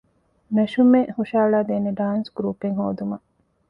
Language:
Divehi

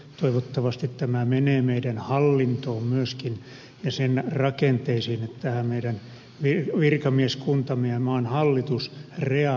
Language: Finnish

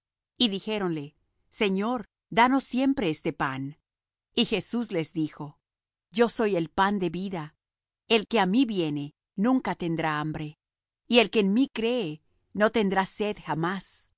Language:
Spanish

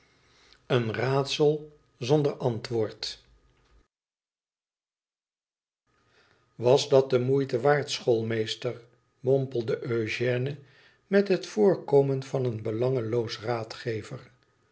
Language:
Dutch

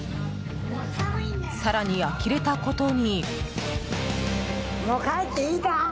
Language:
Japanese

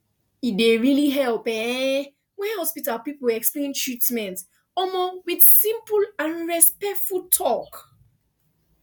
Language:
Nigerian Pidgin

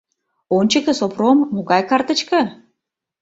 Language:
Mari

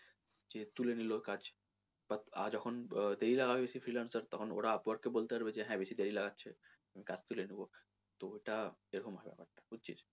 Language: Bangla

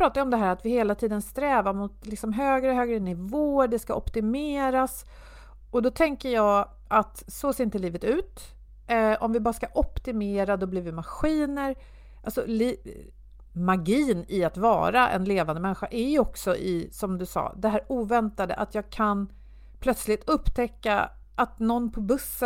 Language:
Swedish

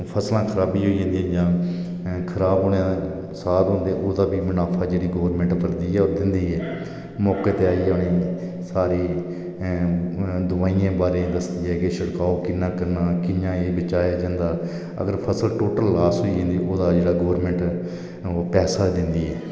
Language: Dogri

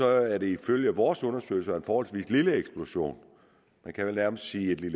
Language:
Danish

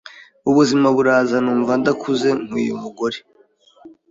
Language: Kinyarwanda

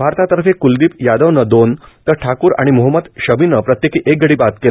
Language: Marathi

